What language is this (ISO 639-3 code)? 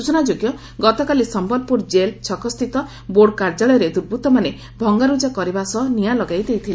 ori